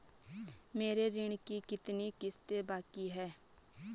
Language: Hindi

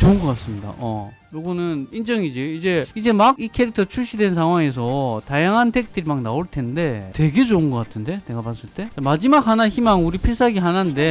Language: Korean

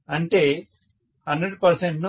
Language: Telugu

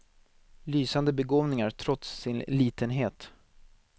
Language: Swedish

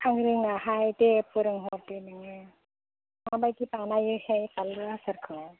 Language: Bodo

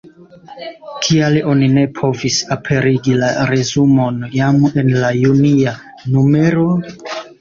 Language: Esperanto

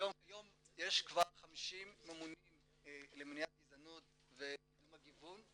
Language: Hebrew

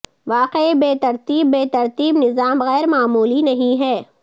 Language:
Urdu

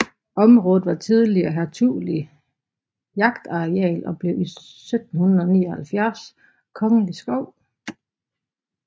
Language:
Danish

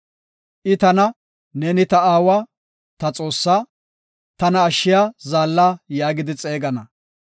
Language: Gofa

